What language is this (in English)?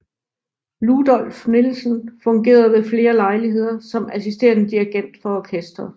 Danish